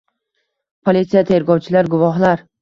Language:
Uzbek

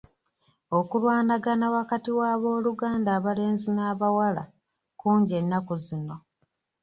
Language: Ganda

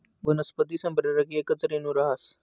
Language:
Marathi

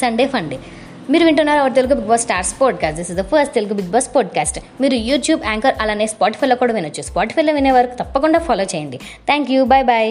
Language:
Telugu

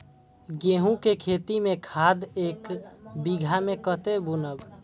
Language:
Maithili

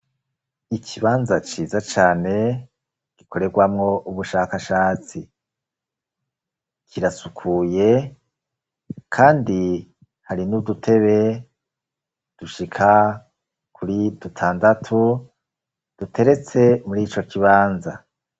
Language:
Rundi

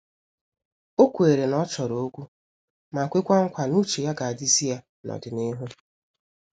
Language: Igbo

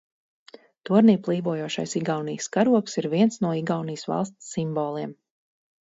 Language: Latvian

